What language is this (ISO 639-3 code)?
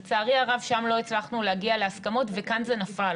heb